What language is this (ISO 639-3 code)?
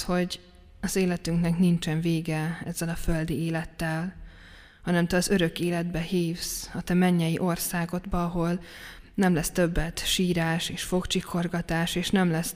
hun